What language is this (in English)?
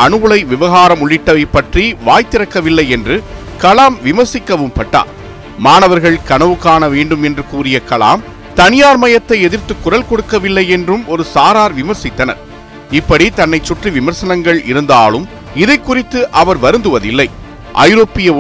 Tamil